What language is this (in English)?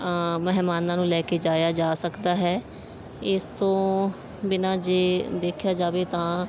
Punjabi